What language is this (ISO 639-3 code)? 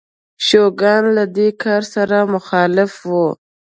pus